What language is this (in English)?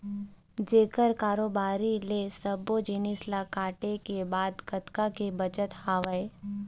Chhattisgarhi